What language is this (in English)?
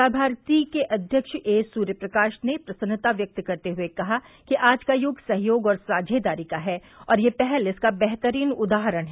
Hindi